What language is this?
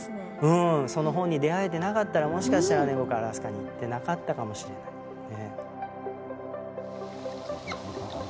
Japanese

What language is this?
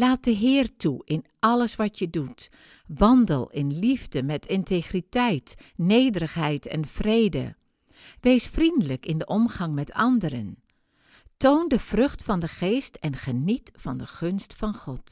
Dutch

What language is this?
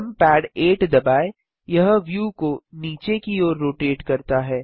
Hindi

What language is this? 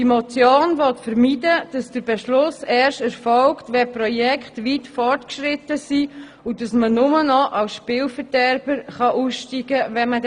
Swiss German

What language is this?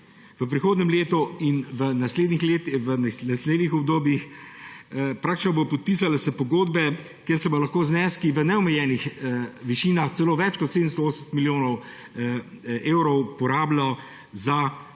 Slovenian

